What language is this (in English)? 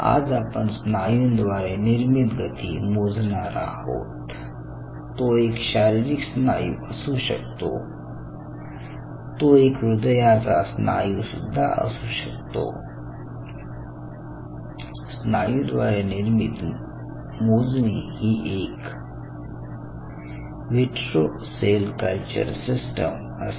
Marathi